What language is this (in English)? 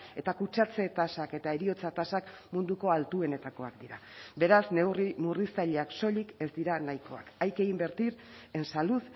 Basque